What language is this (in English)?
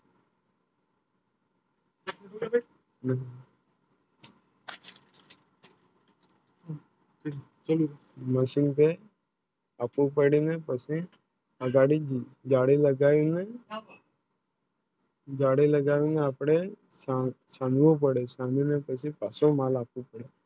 Gujarati